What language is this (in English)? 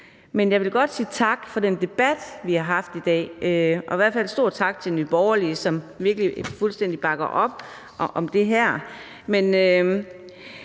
Danish